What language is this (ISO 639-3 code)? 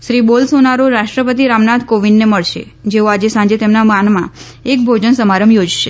guj